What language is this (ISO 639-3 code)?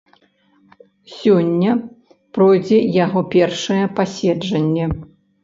bel